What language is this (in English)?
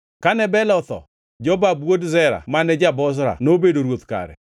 Luo (Kenya and Tanzania)